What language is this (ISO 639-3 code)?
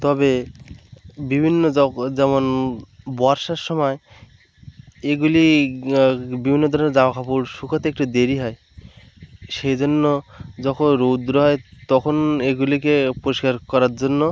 ben